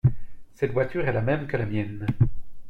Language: French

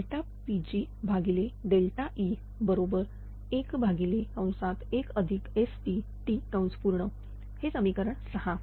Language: Marathi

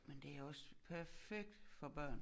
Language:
Danish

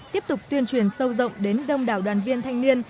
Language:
Vietnamese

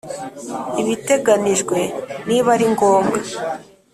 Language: Kinyarwanda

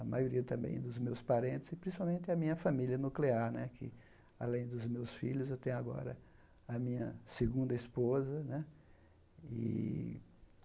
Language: Portuguese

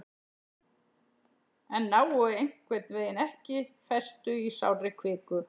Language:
Icelandic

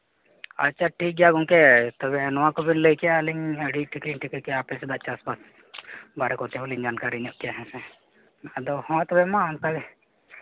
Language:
Santali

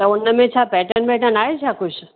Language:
Sindhi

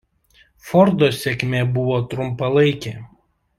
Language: Lithuanian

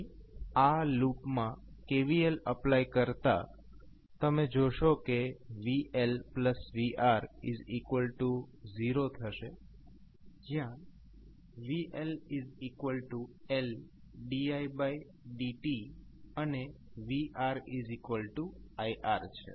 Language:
Gujarati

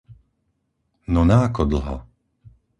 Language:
Slovak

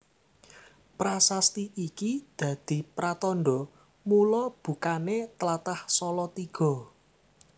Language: Javanese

